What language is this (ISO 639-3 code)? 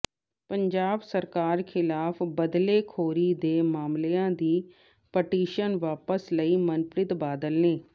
pan